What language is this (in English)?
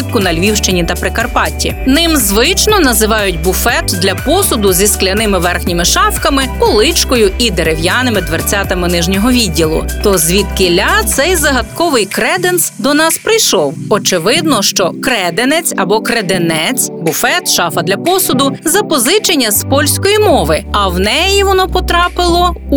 Ukrainian